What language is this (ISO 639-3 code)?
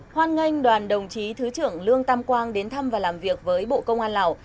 vie